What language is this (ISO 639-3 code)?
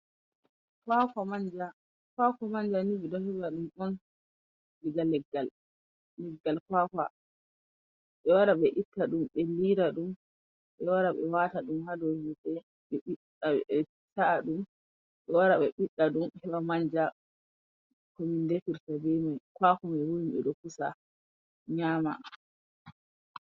ful